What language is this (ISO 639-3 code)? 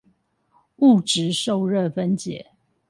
zho